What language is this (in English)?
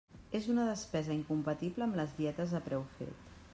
Catalan